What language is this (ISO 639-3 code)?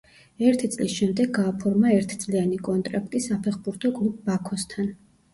kat